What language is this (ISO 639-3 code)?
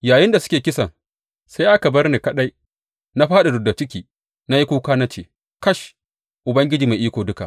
hau